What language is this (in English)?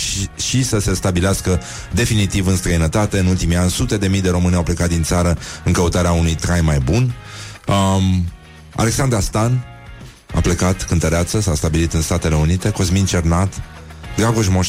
Romanian